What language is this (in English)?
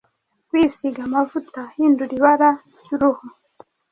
Kinyarwanda